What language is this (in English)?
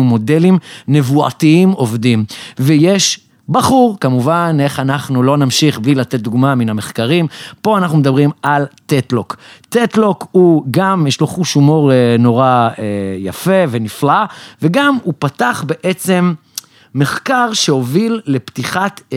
Hebrew